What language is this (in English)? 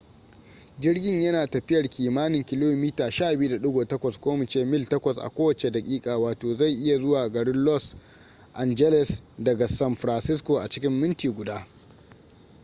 Hausa